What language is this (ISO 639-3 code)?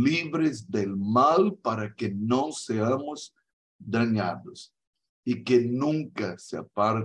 spa